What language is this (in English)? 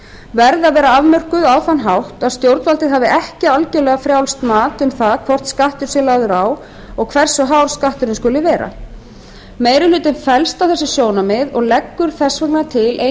Icelandic